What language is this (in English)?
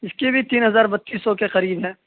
Urdu